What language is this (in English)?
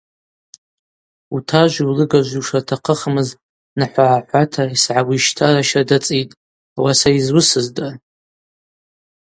Abaza